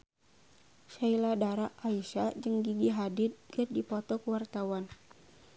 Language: Sundanese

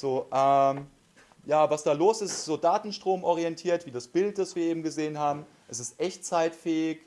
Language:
German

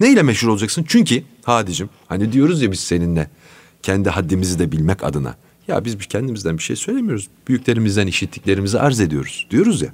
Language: Turkish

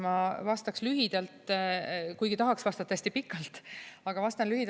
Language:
Estonian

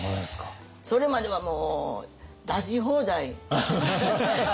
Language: Japanese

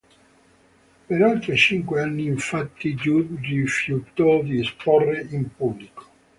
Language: Italian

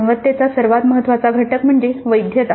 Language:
Marathi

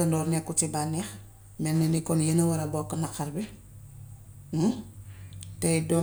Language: Gambian Wolof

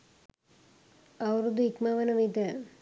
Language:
Sinhala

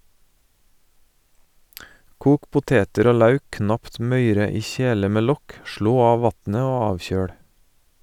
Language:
Norwegian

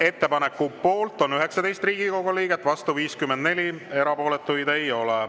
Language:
Estonian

